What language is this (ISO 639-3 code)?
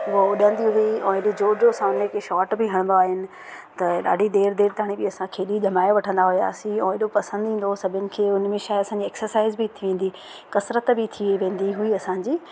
snd